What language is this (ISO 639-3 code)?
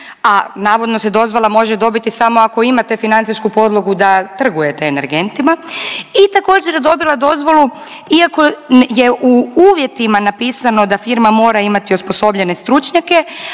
hrv